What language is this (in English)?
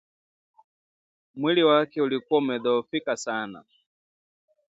Swahili